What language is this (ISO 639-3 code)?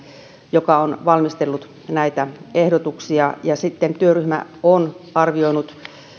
fin